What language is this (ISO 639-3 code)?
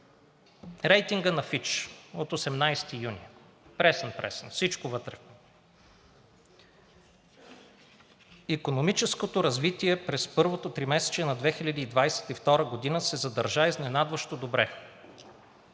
bul